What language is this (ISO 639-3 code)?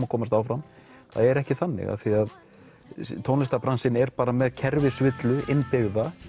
isl